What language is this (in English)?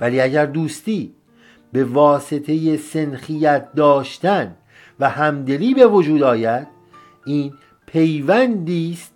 Persian